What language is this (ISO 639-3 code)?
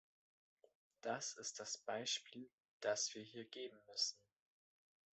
deu